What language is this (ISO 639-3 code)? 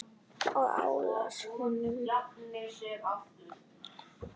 isl